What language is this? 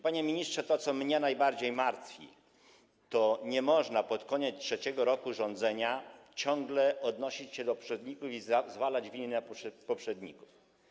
Polish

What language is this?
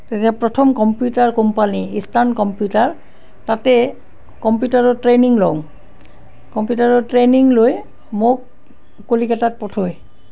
Assamese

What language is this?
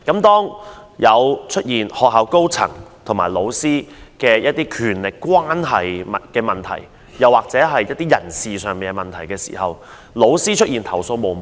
Cantonese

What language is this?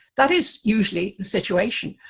English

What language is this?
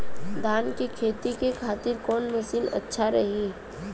Bhojpuri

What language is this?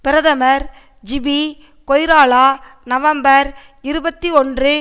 Tamil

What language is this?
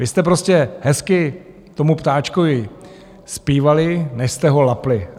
Czech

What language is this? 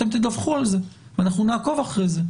Hebrew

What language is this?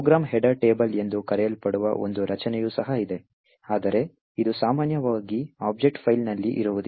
Kannada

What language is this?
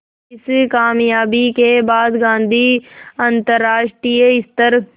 Hindi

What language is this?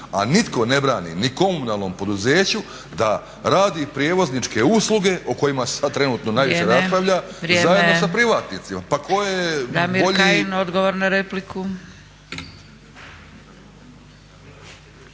Croatian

